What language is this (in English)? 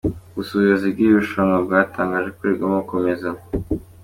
Kinyarwanda